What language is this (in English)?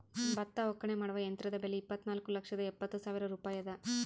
Kannada